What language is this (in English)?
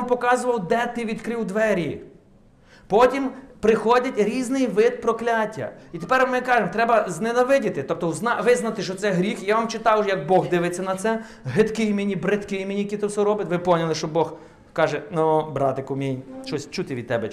Ukrainian